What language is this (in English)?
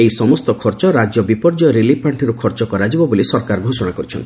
Odia